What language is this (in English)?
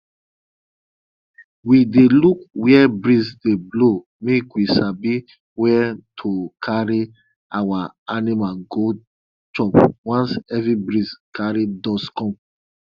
Nigerian Pidgin